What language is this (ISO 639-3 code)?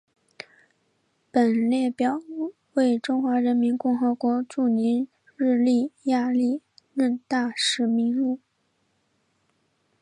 zho